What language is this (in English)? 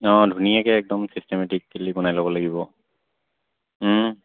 Assamese